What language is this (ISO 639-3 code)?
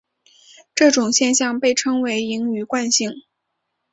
zho